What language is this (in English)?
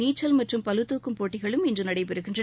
Tamil